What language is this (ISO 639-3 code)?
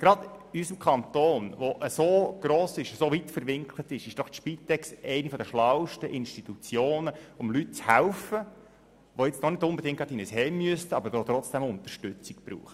gsw